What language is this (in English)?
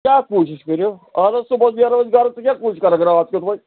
Kashmiri